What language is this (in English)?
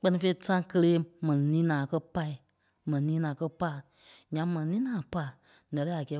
Kpelle